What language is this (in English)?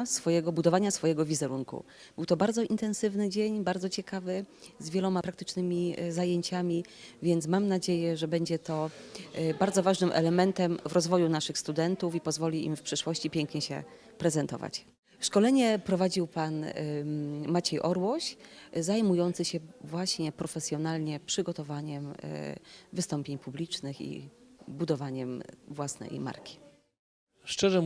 Polish